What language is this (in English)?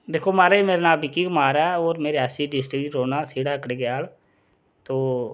Dogri